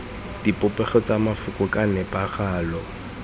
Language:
Tswana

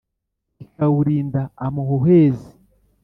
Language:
Kinyarwanda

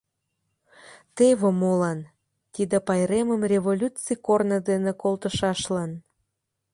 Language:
Mari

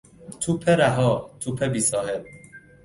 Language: Persian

